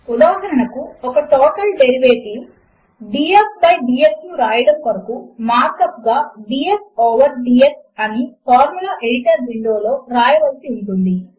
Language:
Telugu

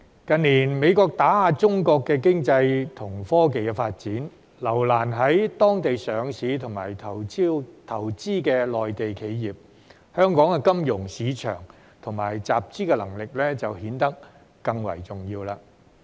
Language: Cantonese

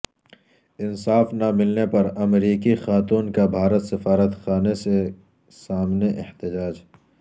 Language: Urdu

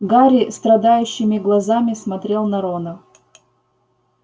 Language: Russian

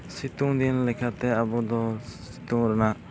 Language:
Santali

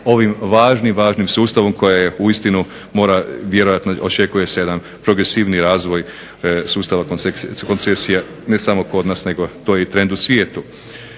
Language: Croatian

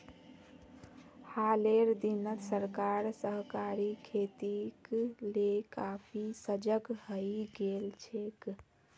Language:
Magahi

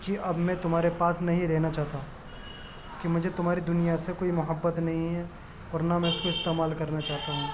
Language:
Urdu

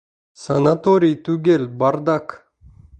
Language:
Bashkir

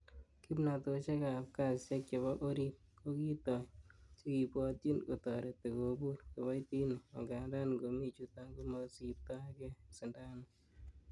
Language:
Kalenjin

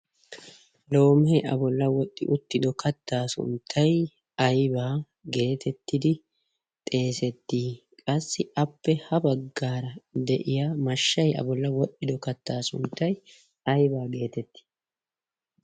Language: Wolaytta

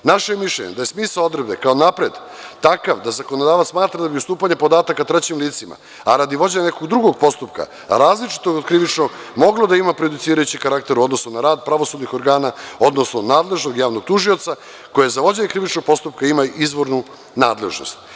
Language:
Serbian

